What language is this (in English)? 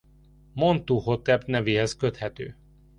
Hungarian